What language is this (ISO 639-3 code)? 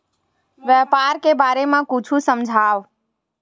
hne